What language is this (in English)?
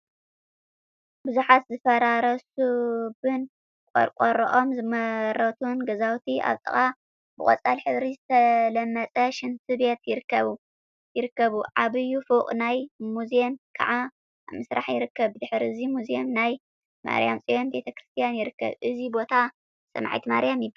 Tigrinya